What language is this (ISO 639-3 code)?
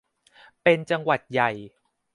tha